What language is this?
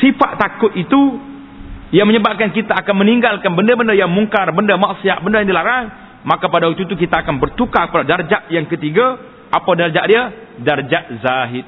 Malay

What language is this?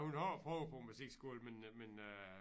Danish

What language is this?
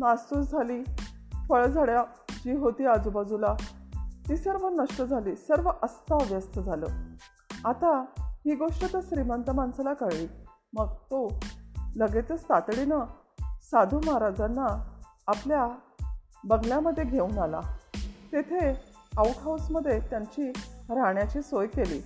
Marathi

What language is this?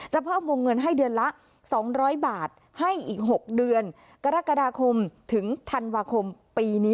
Thai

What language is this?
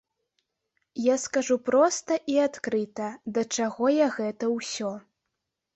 Belarusian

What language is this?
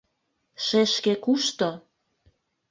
Mari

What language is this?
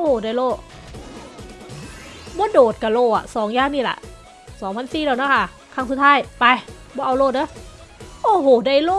Thai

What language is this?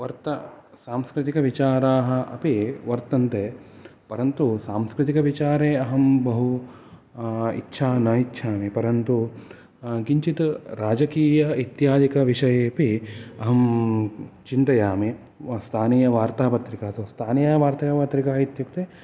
Sanskrit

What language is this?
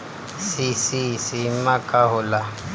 Bhojpuri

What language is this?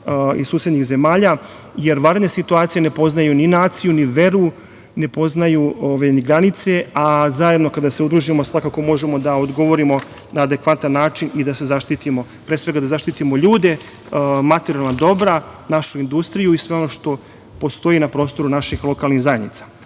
Serbian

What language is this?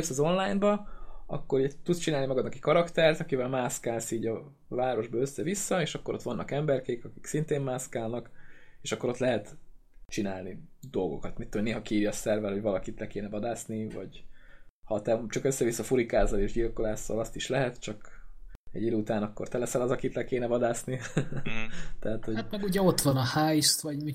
Hungarian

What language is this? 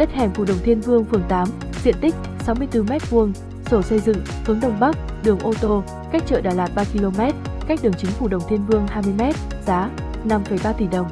Vietnamese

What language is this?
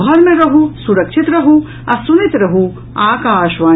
Maithili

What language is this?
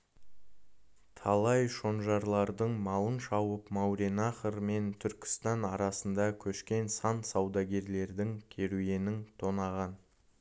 Kazakh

